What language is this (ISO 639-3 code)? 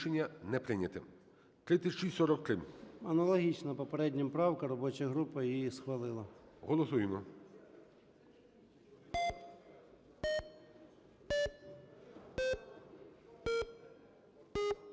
ukr